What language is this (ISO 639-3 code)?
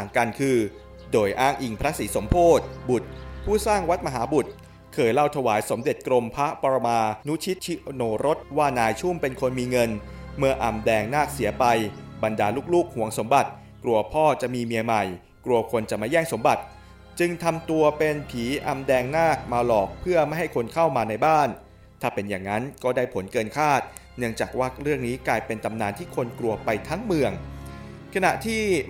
tha